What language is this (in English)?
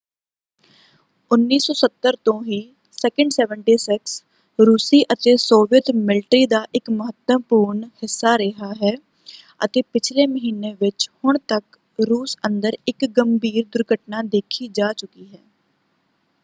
Punjabi